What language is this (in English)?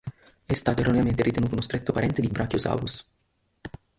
Italian